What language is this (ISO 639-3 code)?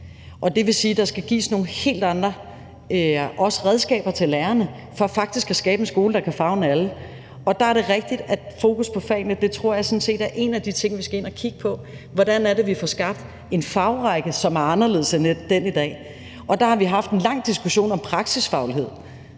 dan